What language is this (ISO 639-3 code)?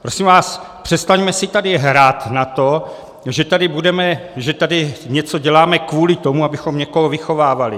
ces